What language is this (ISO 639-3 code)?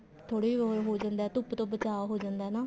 pan